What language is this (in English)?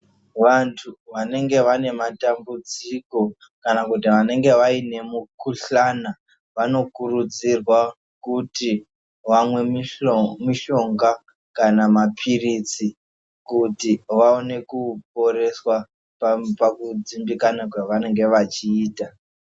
Ndau